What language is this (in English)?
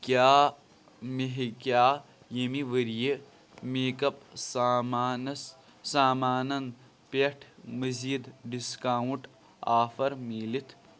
Kashmiri